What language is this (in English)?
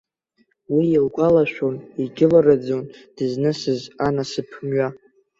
Abkhazian